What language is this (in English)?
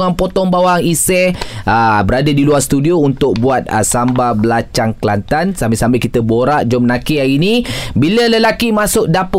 Malay